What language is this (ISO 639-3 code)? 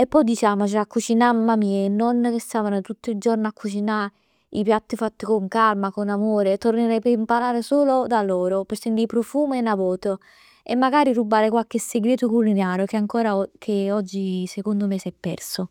nap